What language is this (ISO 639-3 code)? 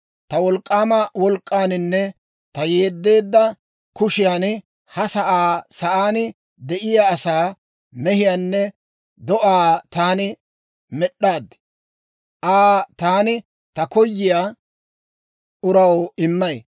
dwr